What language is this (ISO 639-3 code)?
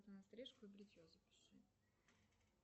rus